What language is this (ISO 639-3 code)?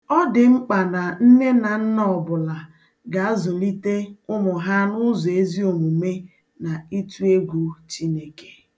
ibo